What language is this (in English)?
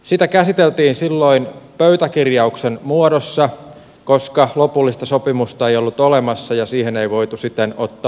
Finnish